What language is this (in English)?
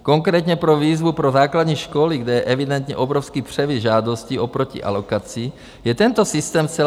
Czech